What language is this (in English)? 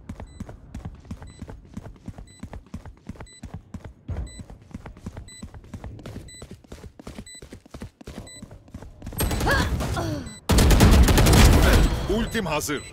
Turkish